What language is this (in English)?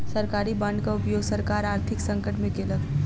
Maithili